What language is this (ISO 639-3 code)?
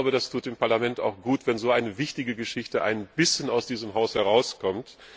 deu